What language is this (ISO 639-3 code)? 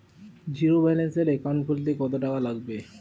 ben